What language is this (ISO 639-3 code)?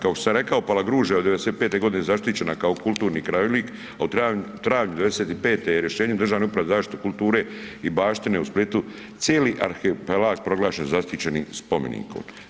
hrv